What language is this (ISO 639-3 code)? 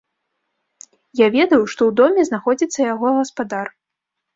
bel